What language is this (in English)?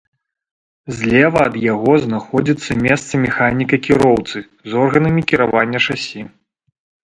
Belarusian